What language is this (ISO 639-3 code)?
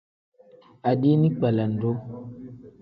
kdh